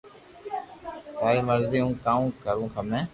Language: Loarki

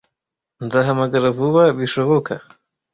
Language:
Kinyarwanda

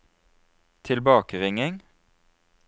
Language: Norwegian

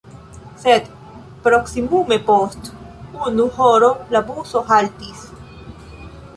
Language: Esperanto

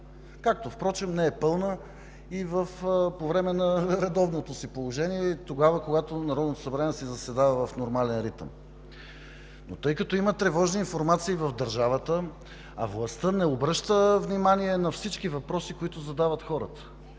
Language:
Bulgarian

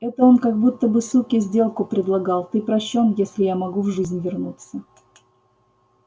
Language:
Russian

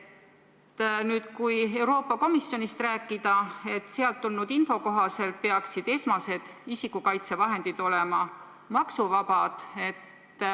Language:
Estonian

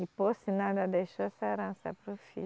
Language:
Portuguese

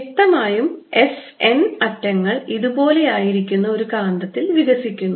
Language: Malayalam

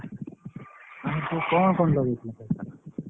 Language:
Odia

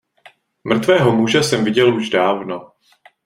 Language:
Czech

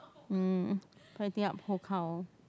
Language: English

